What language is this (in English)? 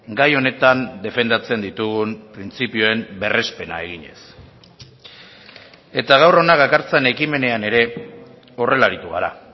Basque